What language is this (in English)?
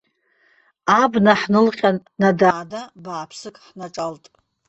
Abkhazian